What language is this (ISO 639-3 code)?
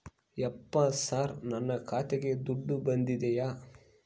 kan